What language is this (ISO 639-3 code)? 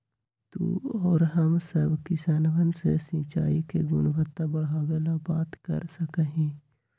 mag